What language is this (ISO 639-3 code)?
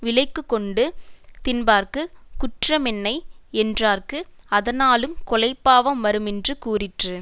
tam